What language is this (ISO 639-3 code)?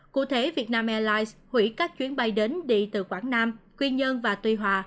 vie